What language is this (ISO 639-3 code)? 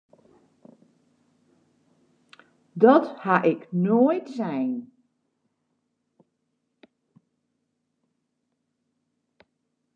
fry